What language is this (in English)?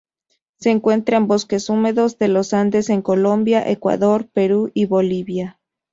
Spanish